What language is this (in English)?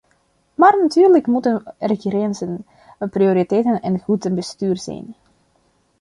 Dutch